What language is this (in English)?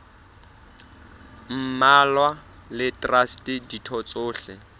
Southern Sotho